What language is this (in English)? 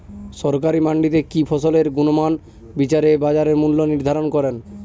Bangla